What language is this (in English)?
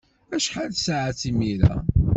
Kabyle